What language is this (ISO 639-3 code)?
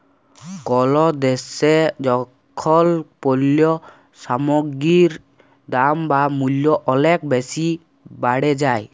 ben